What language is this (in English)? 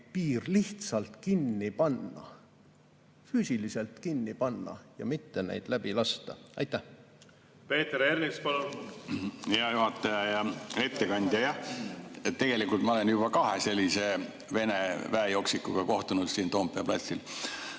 Estonian